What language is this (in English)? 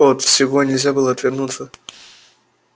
Russian